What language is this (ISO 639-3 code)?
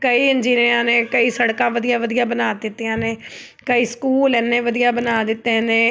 pan